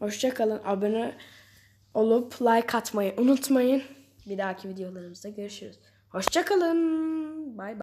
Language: Turkish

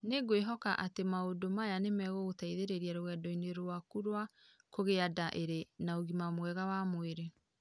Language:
Kikuyu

